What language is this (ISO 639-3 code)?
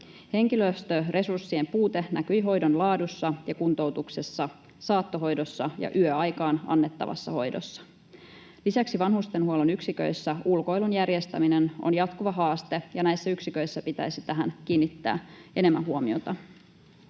fin